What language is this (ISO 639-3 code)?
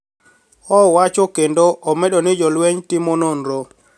luo